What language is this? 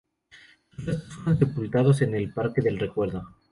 Spanish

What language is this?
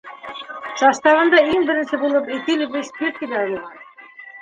Bashkir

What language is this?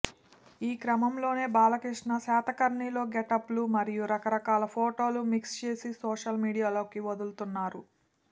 Telugu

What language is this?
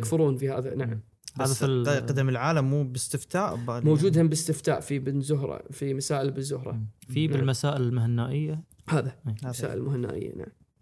Arabic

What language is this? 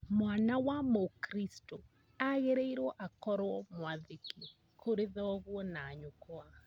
Kikuyu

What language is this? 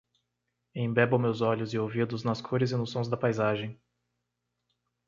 Portuguese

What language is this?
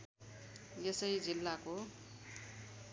Nepali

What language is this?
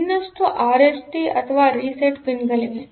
Kannada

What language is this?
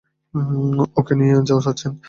Bangla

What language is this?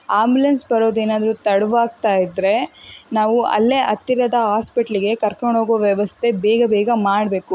Kannada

